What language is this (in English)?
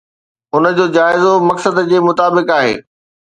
Sindhi